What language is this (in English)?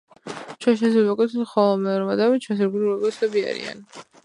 Georgian